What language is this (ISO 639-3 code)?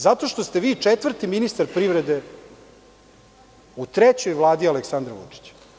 srp